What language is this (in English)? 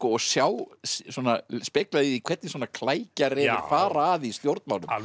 Icelandic